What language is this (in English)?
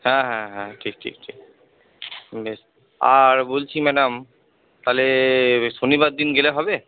Bangla